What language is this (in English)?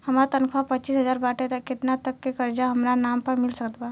Bhojpuri